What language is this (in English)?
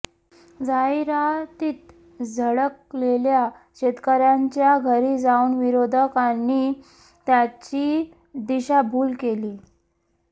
Marathi